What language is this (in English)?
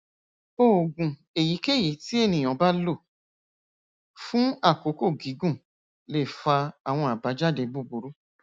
Yoruba